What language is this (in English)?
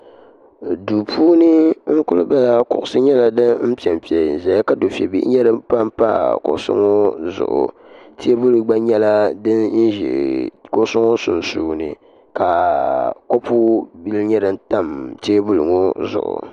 Dagbani